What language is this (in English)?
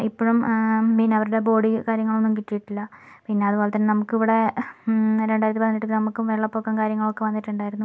Malayalam